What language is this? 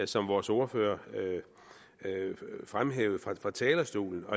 Danish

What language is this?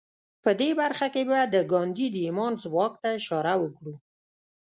Pashto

